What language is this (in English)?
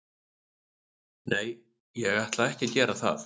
Icelandic